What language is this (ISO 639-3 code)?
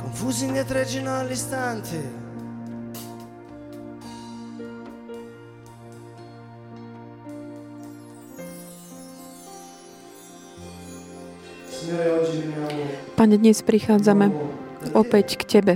slk